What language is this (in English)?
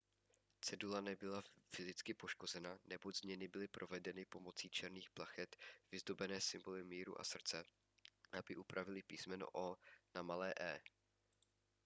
Czech